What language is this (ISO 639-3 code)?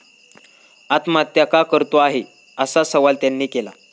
mar